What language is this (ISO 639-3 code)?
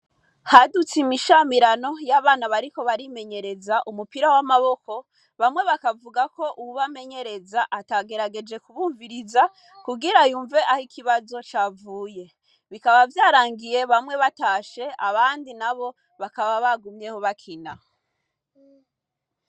run